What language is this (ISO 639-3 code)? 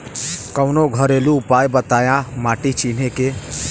bho